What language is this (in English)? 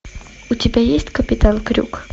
Russian